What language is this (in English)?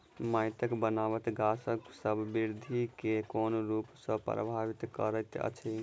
Maithili